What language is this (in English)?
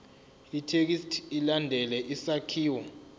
Zulu